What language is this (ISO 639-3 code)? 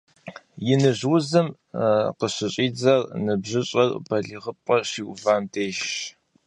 kbd